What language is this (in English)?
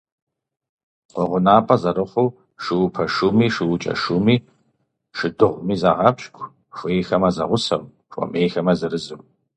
Kabardian